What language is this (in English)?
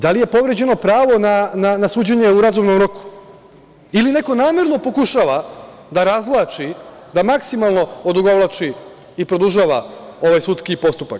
Serbian